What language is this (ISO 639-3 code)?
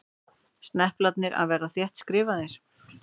isl